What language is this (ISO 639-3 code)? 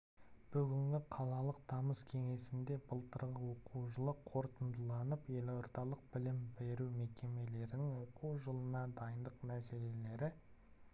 kaz